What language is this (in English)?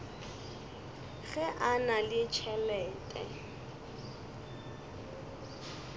Northern Sotho